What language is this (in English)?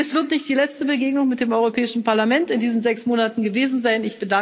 German